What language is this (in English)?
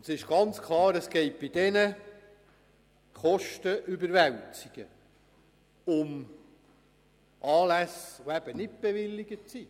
Swiss German